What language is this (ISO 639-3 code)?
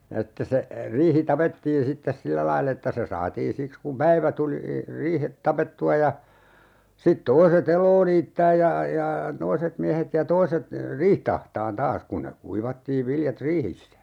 fin